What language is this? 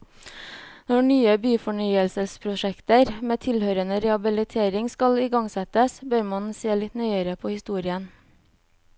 Norwegian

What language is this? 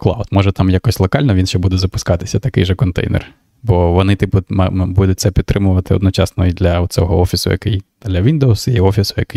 Ukrainian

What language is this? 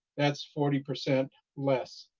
English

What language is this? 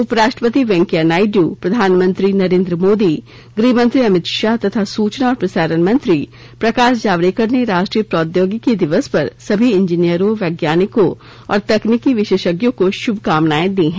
Hindi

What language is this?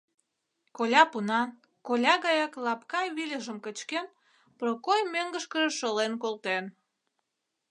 Mari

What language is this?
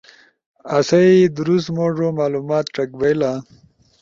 Ushojo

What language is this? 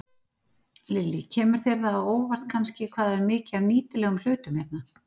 Icelandic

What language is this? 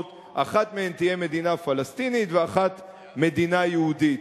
Hebrew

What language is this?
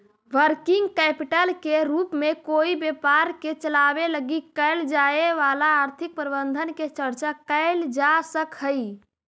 Magahi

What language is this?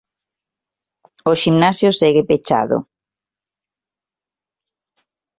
Galician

